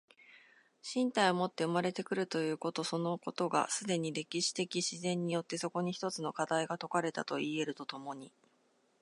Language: Japanese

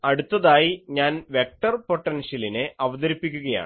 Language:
Malayalam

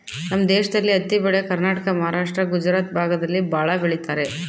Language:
Kannada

